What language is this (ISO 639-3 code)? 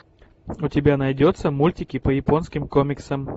rus